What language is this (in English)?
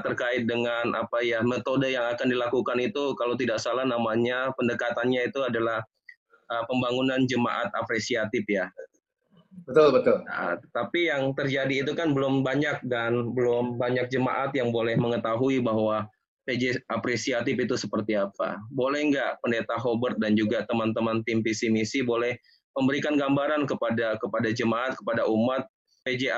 Indonesian